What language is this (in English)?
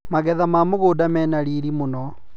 Kikuyu